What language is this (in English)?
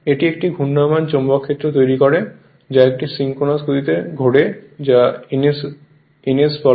Bangla